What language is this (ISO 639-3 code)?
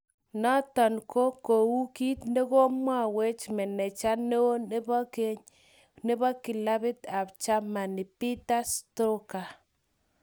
kln